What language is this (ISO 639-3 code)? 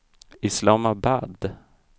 swe